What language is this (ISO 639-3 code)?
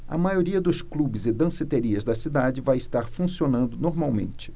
por